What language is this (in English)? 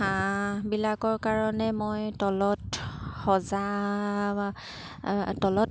Assamese